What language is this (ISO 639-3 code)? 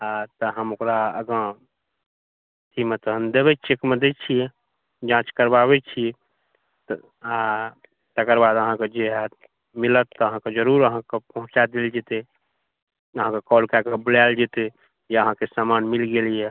mai